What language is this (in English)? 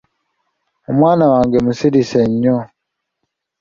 Ganda